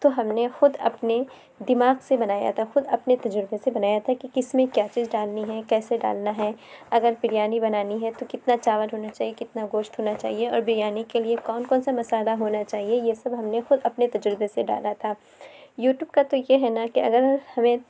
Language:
Urdu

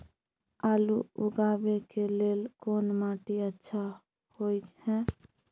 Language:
Maithili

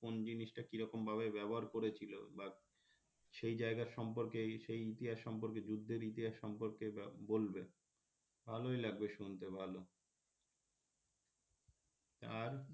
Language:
Bangla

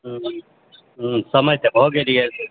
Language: Maithili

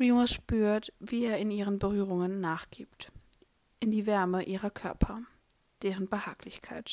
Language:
German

